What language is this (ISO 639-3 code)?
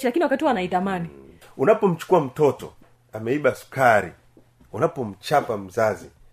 swa